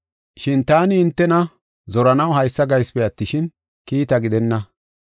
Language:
Gofa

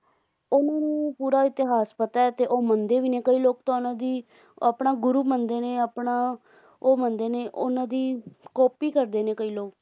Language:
Punjabi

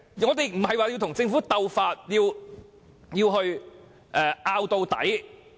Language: Cantonese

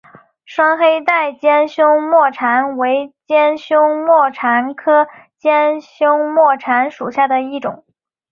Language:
Chinese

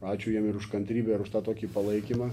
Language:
Lithuanian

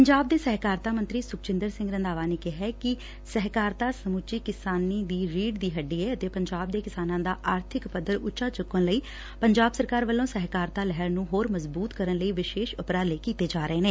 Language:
Punjabi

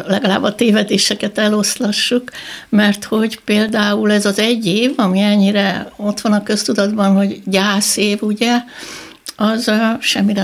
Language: Hungarian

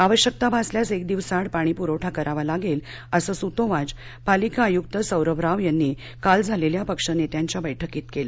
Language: Marathi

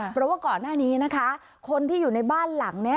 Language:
Thai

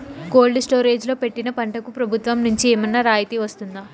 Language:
Telugu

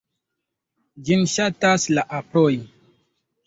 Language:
Esperanto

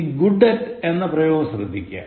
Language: Malayalam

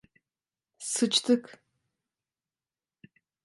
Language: Turkish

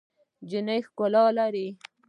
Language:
Pashto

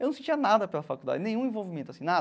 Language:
Portuguese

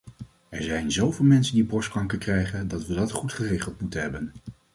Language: Dutch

